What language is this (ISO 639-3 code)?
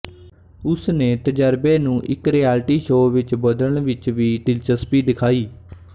pan